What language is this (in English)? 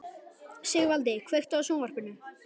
Icelandic